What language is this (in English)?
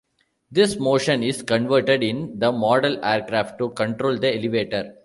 English